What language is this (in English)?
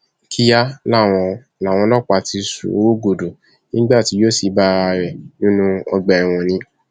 Yoruba